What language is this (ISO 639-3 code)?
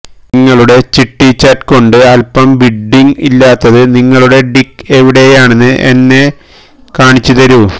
mal